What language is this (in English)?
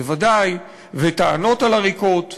Hebrew